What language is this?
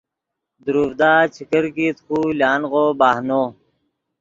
Yidgha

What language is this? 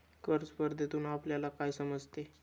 Marathi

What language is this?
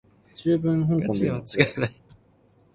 Cantonese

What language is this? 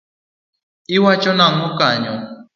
Luo (Kenya and Tanzania)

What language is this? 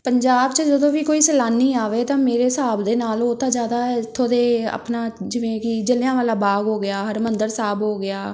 Punjabi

